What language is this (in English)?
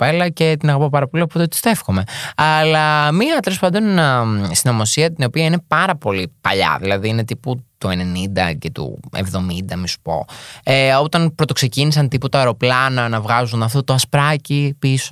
Greek